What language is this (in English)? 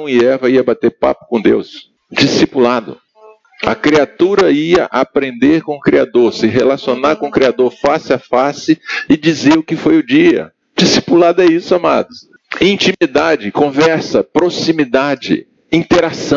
Portuguese